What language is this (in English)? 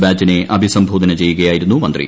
Malayalam